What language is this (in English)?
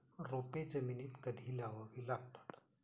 Marathi